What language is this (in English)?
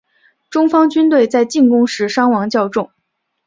Chinese